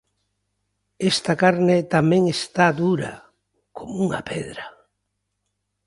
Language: Galician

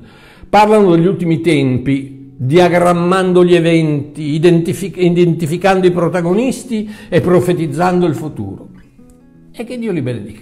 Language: Italian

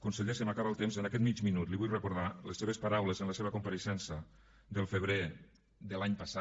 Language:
Catalan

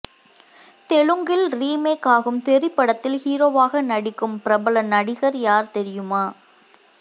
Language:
Tamil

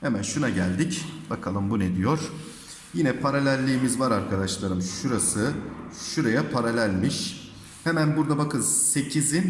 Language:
Turkish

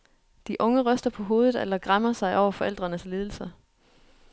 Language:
Danish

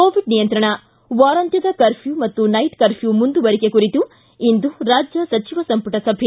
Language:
Kannada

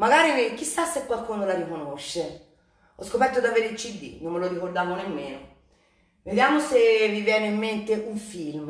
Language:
Italian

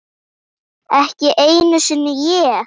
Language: Icelandic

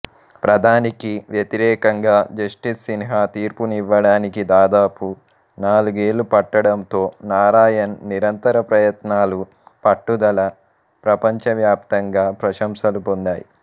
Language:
Telugu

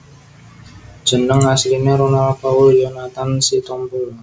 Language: Javanese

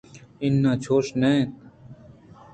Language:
Eastern Balochi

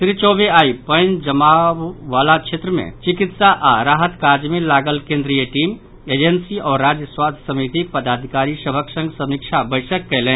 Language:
Maithili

